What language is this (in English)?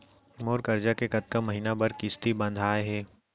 Chhattisgarhi